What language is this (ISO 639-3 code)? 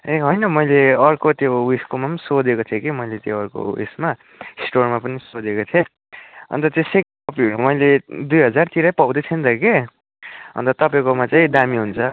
nep